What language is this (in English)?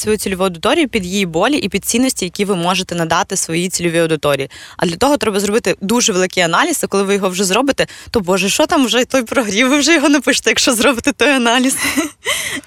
Ukrainian